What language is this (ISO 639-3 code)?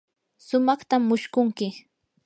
qur